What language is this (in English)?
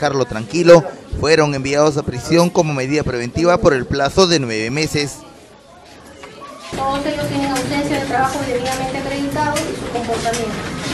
Spanish